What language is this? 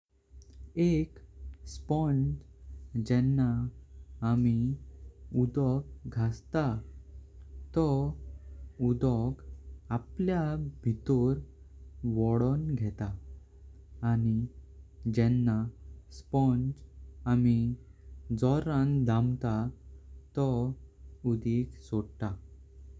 Konkani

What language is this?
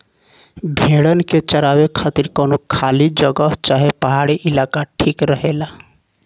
Bhojpuri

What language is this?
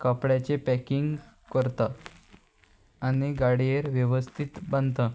Konkani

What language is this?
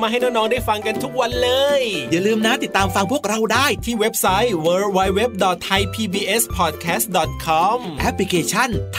Thai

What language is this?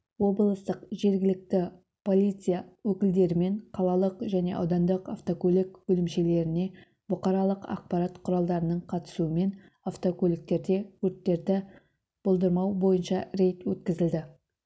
Kazakh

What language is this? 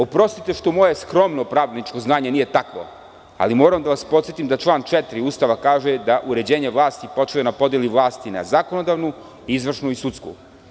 Serbian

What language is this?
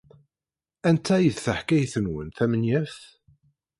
Kabyle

